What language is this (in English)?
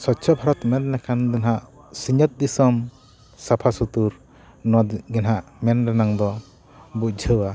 Santali